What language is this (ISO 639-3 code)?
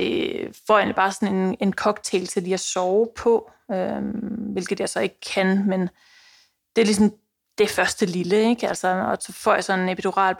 dan